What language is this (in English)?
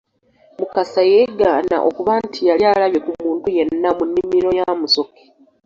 Ganda